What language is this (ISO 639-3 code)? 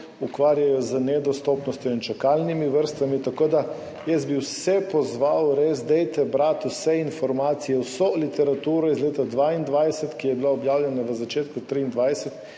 slv